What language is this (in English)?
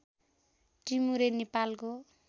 Nepali